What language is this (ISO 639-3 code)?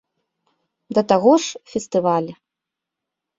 bel